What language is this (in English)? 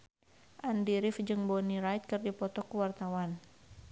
Sundanese